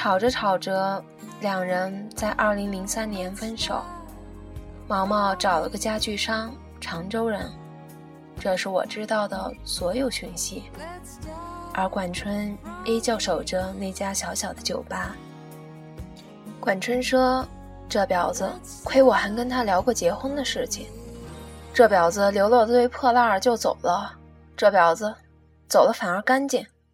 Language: Chinese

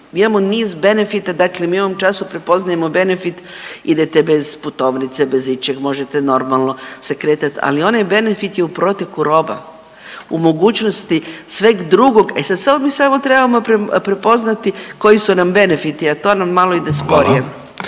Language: Croatian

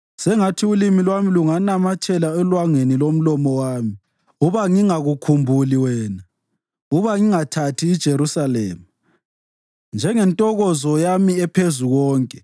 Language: North Ndebele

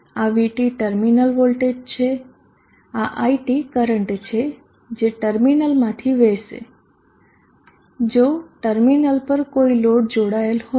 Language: Gujarati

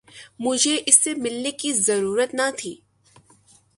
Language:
Urdu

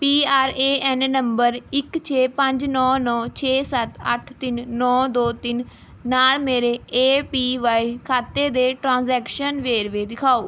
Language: Punjabi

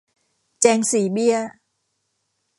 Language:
Thai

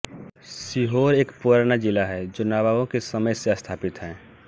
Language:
Hindi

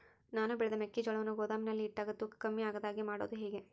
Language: Kannada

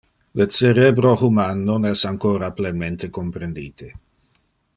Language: Interlingua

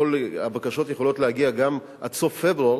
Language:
Hebrew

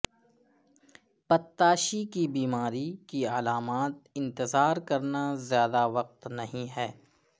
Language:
Urdu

